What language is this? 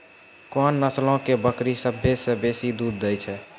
Maithili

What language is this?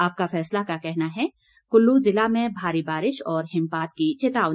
Hindi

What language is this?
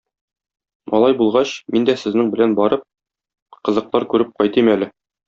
Tatar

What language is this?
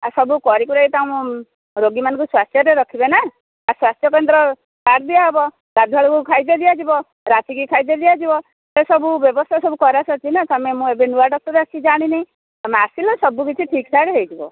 Odia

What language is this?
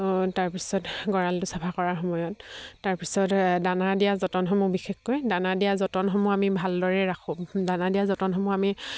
Assamese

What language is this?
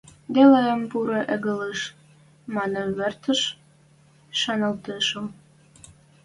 Western Mari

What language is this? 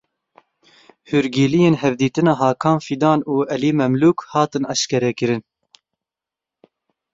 Kurdish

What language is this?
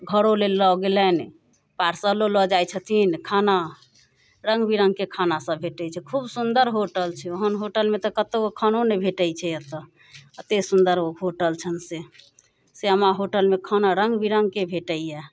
Maithili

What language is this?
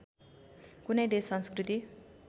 Nepali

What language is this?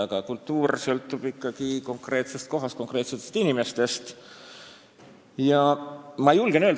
Estonian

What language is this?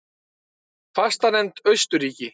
Icelandic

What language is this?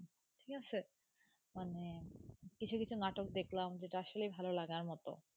Bangla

